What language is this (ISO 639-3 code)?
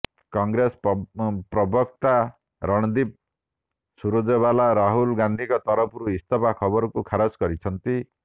ori